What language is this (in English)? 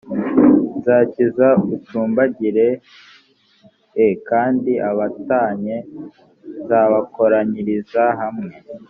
Kinyarwanda